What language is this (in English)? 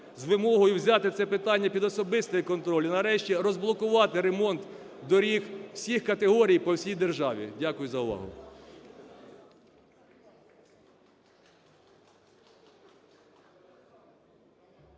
Ukrainian